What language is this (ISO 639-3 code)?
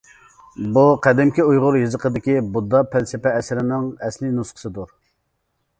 uig